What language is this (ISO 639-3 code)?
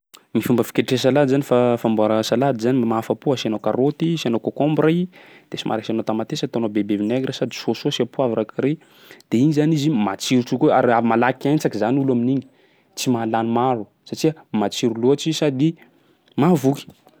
skg